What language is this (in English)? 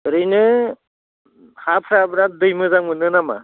Bodo